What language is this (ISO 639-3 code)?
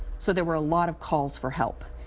eng